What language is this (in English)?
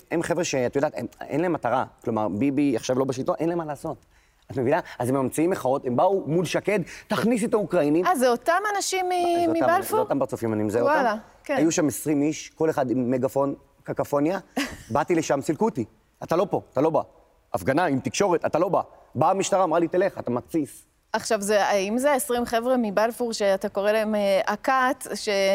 Hebrew